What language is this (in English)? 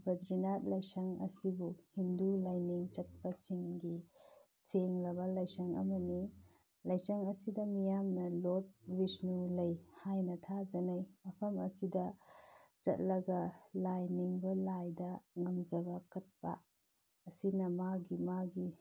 Manipuri